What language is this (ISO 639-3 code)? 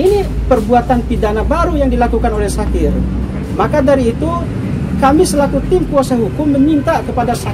ind